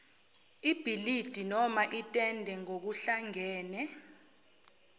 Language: Zulu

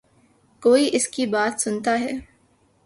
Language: Urdu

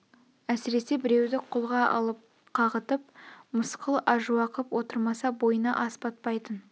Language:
Kazakh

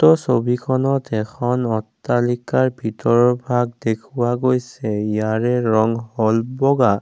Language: Assamese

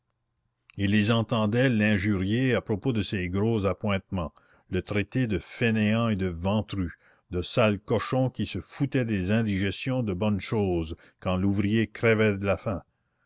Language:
French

